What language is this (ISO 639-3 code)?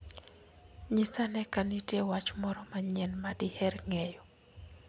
luo